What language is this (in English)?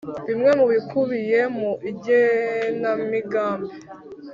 Kinyarwanda